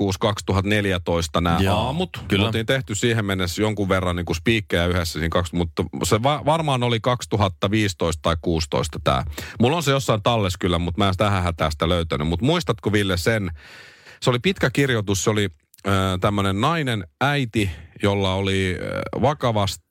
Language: Finnish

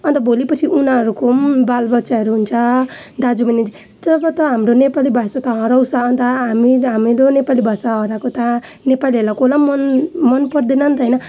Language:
Nepali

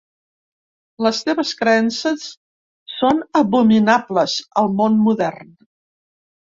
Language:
Catalan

